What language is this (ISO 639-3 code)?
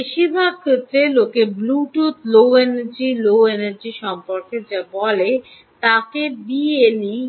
ben